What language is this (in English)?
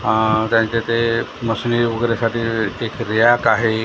Marathi